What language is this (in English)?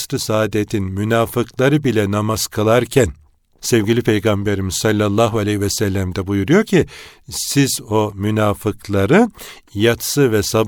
Turkish